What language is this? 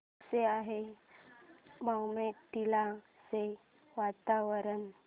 Marathi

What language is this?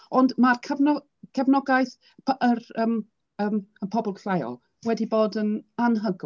Welsh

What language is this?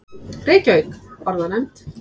Icelandic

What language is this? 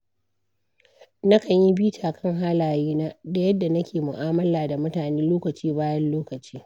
Hausa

